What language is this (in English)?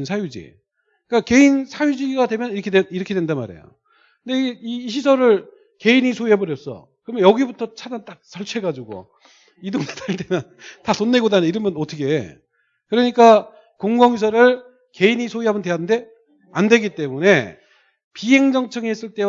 Korean